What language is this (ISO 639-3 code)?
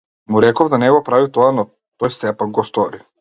mkd